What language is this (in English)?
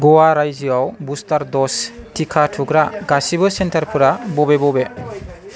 Bodo